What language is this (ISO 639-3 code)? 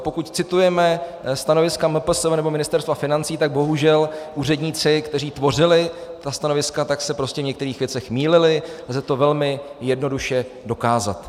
ces